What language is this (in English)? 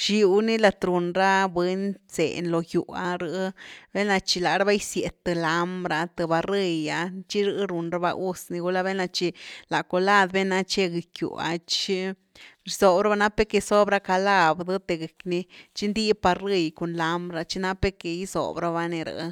Güilá Zapotec